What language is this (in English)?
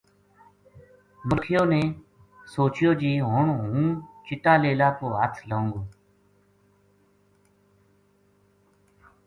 Gujari